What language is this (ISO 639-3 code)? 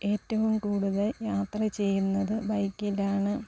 mal